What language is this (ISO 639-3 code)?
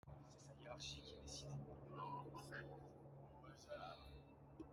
kin